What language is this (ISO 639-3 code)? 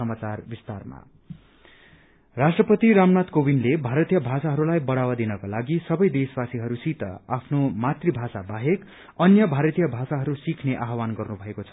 nep